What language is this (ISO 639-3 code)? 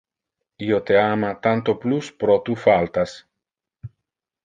ina